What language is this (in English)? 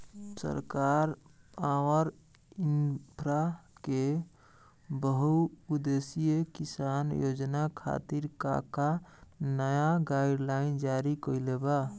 Bhojpuri